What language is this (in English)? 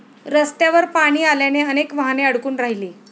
Marathi